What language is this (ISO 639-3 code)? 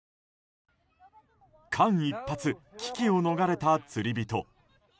jpn